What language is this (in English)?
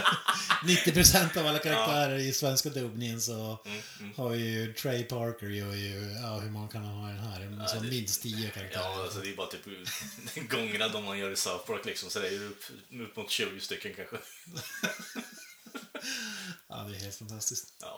Swedish